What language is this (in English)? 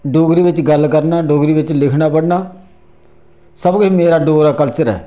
Dogri